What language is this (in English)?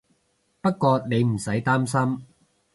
Cantonese